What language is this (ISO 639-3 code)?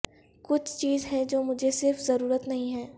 urd